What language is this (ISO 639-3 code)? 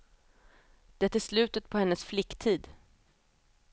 swe